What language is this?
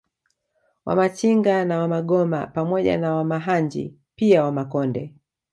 Swahili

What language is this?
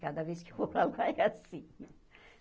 Portuguese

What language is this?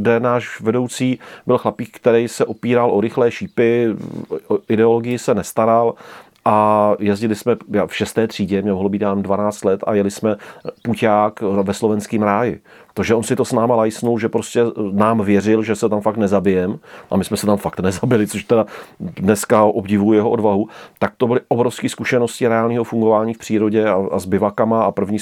Czech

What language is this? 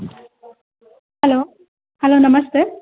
Kannada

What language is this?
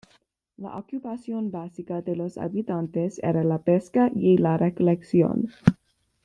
Spanish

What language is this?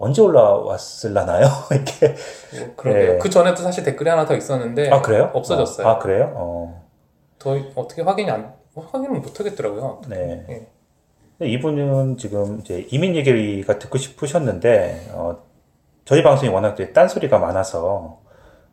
Korean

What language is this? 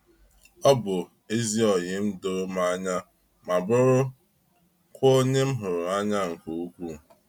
Igbo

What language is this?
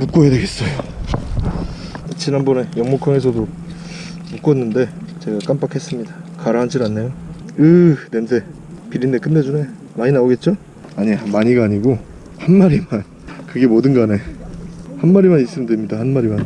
Korean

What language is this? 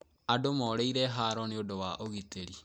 Kikuyu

